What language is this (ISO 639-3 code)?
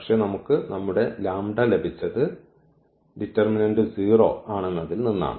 mal